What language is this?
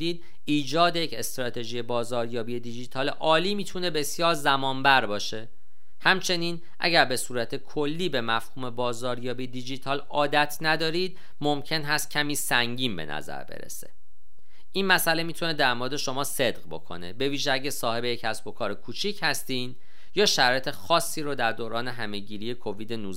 Persian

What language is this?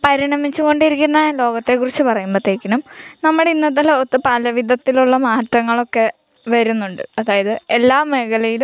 Malayalam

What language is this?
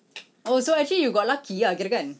English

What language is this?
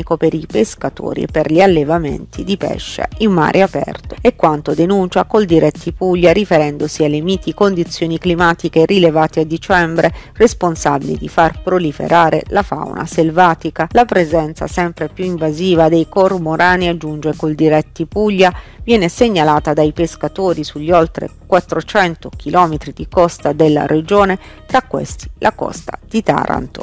Italian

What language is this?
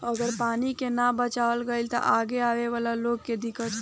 Bhojpuri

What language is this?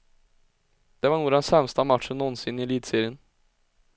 Swedish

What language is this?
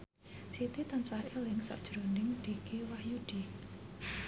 Javanese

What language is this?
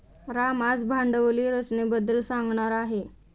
Marathi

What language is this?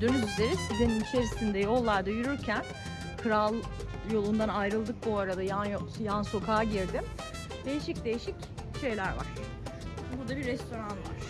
Turkish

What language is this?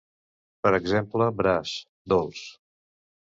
Catalan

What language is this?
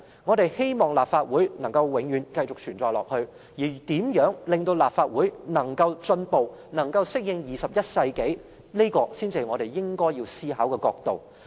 Cantonese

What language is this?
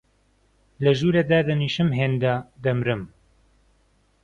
Central Kurdish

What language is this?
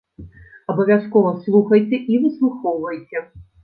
Belarusian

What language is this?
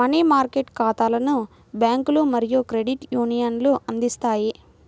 Telugu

